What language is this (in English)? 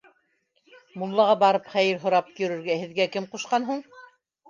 Bashkir